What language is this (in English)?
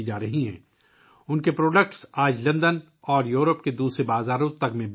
Urdu